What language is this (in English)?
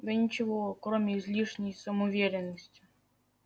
Russian